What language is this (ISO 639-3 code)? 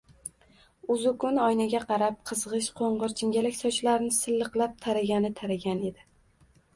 uzb